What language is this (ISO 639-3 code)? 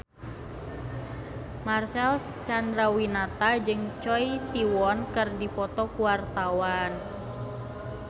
sun